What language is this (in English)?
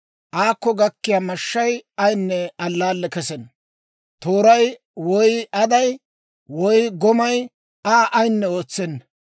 Dawro